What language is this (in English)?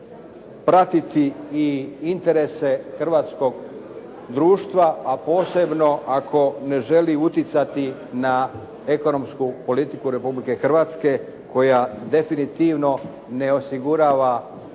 Croatian